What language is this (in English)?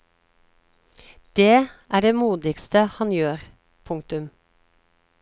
Norwegian